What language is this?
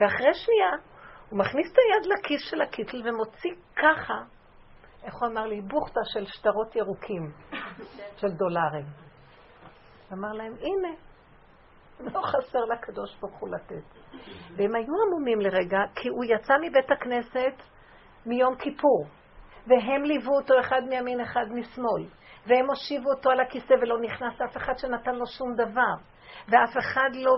Hebrew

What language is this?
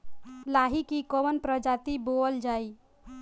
Bhojpuri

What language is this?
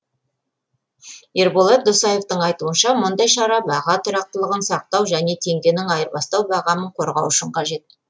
Kazakh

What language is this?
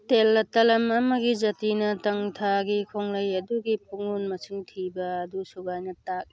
Manipuri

